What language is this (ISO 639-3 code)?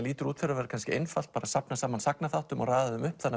isl